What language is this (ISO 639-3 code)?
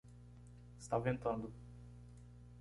por